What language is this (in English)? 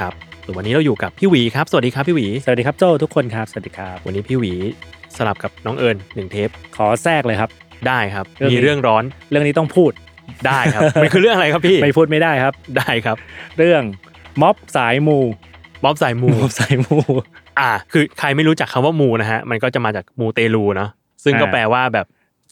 Thai